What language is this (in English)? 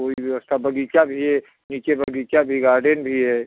Hindi